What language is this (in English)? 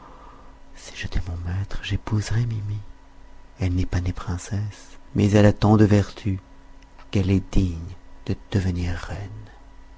French